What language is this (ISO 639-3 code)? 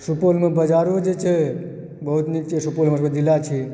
mai